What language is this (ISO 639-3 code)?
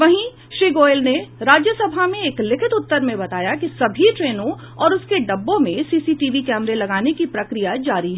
hin